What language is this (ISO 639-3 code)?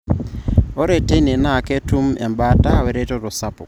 mas